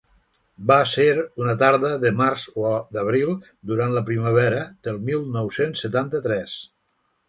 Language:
Catalan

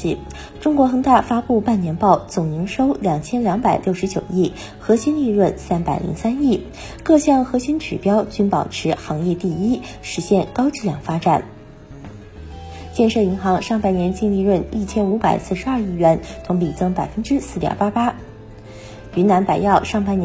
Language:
Chinese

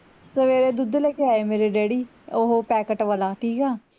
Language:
Punjabi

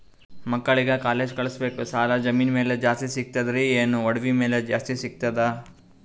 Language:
Kannada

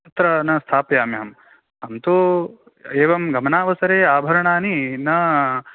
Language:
Sanskrit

